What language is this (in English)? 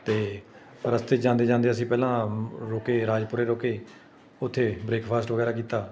Punjabi